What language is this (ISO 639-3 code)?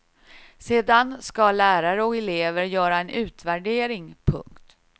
swe